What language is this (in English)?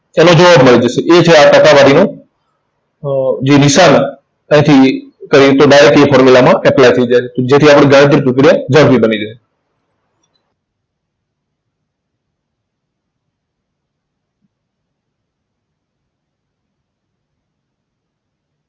Gujarati